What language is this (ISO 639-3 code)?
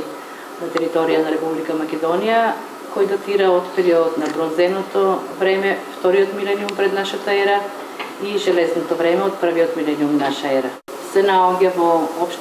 mkd